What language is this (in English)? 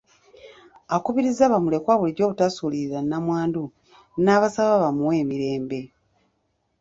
Ganda